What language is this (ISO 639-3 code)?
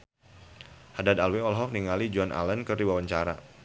sun